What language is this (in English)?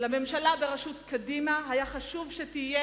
Hebrew